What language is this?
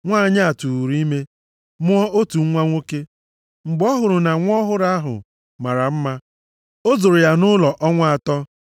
Igbo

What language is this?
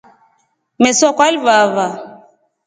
Rombo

